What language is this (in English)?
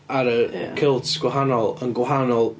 Welsh